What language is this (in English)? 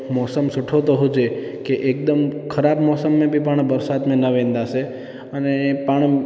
Sindhi